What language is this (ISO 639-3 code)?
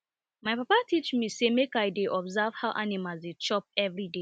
pcm